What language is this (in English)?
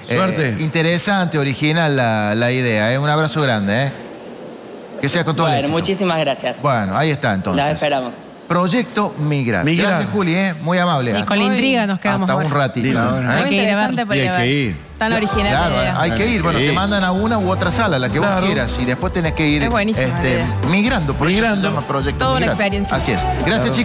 Spanish